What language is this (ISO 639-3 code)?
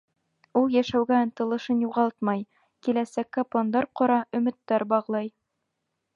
bak